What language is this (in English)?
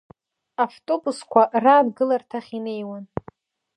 Abkhazian